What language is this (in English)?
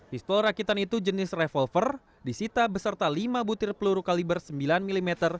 Indonesian